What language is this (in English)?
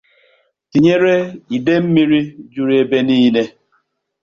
Igbo